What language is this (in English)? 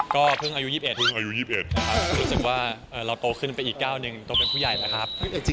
Thai